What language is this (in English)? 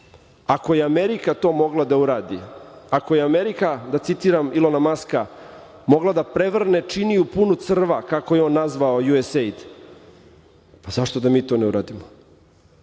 Serbian